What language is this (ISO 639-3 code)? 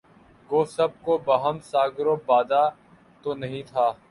urd